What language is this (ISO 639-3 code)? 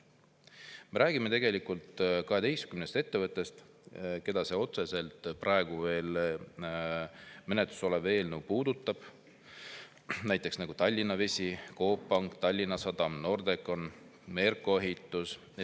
est